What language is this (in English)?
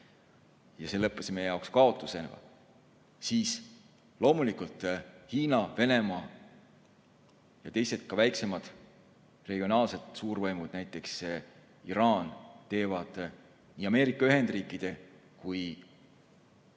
Estonian